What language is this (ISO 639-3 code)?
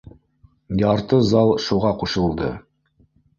bak